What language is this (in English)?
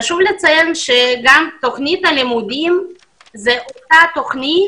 Hebrew